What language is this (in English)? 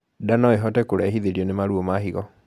Kikuyu